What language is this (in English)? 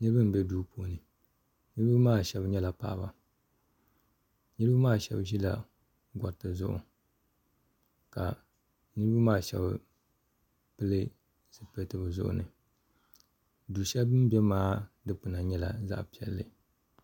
Dagbani